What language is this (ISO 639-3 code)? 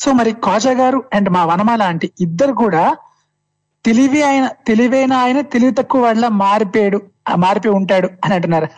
tel